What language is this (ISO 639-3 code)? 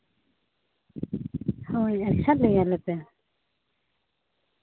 sat